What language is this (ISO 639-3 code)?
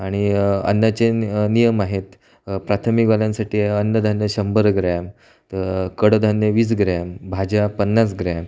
mar